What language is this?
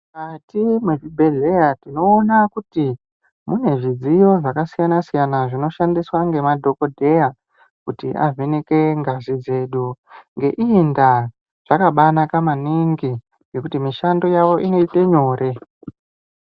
Ndau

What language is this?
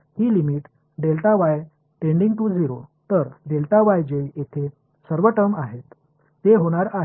Tamil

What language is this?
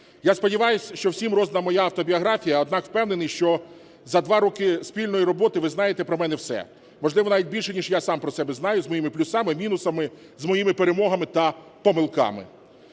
Ukrainian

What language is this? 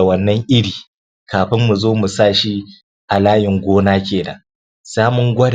Hausa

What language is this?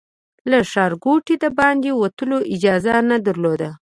Pashto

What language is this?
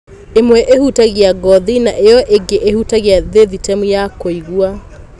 Kikuyu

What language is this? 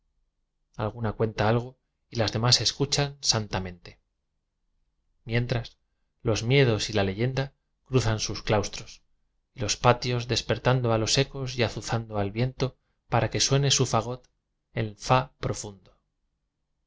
Spanish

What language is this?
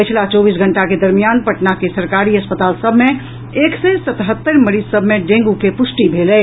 Maithili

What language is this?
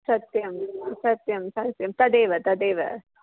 Sanskrit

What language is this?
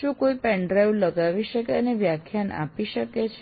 Gujarati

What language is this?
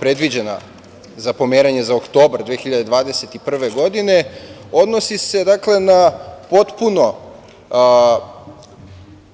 Serbian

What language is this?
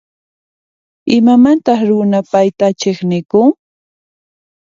Puno Quechua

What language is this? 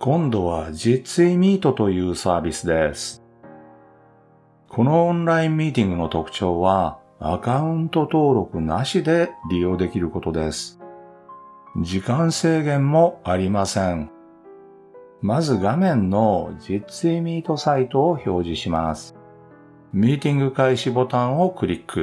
Japanese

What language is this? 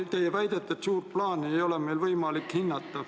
Estonian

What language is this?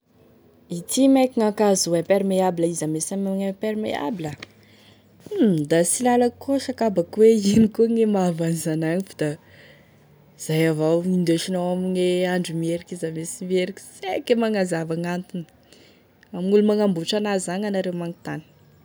Tesaka Malagasy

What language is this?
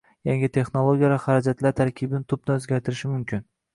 Uzbek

